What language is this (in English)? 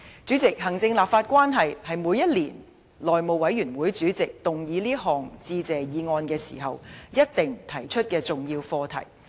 Cantonese